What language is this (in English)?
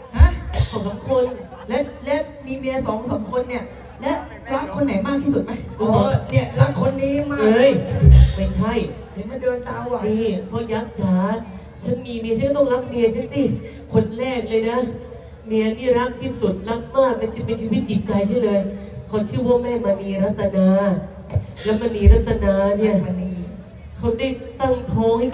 Thai